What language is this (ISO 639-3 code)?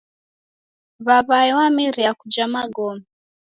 dav